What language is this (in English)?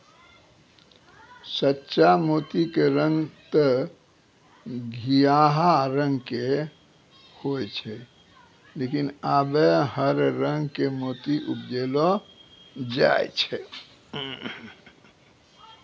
Maithili